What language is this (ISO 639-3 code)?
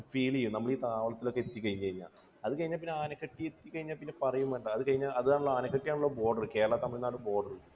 mal